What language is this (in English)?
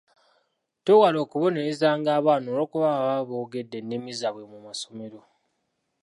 Ganda